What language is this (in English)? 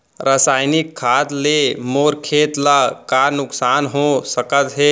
Chhattisgarhi